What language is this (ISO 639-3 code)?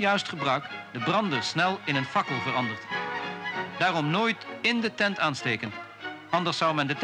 nld